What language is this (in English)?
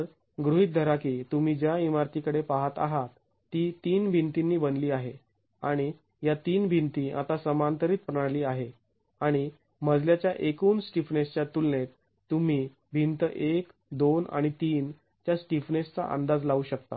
Marathi